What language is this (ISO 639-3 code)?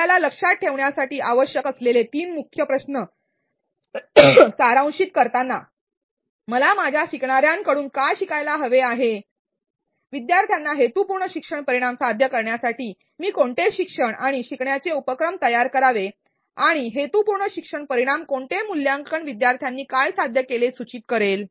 mar